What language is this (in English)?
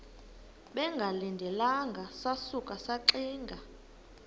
Xhosa